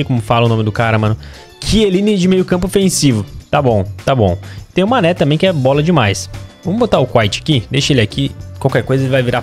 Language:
Portuguese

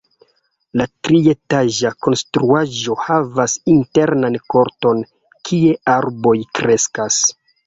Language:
Esperanto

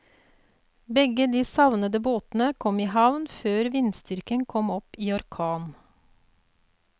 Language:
Norwegian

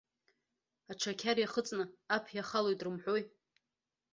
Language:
Abkhazian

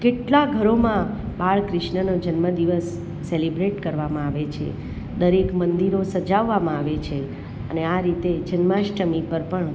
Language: Gujarati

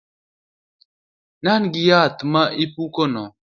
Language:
Luo (Kenya and Tanzania)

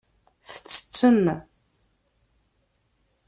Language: Kabyle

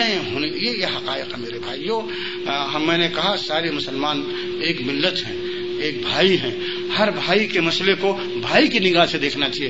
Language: Urdu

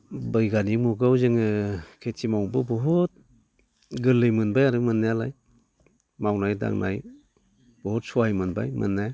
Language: Bodo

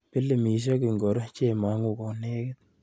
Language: Kalenjin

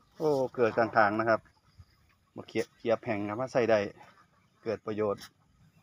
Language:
Thai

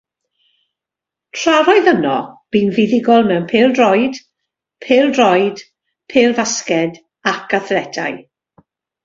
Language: Welsh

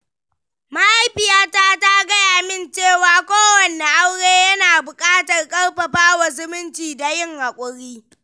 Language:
Hausa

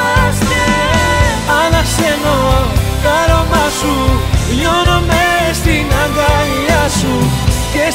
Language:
Greek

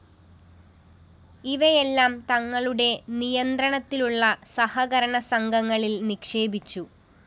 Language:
Malayalam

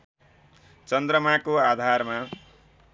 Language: Nepali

